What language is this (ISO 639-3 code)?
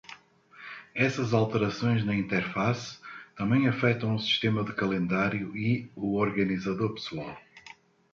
por